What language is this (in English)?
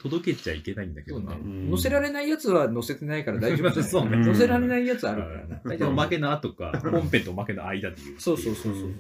Japanese